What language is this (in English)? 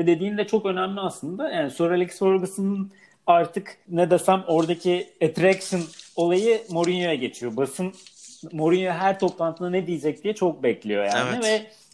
Turkish